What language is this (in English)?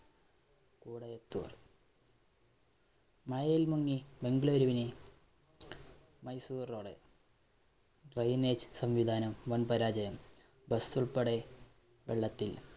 Malayalam